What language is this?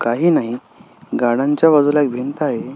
Marathi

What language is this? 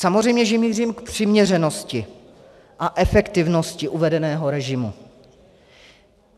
Czech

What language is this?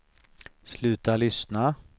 Swedish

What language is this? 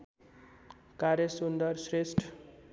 Nepali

